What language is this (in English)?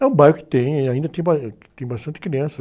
Portuguese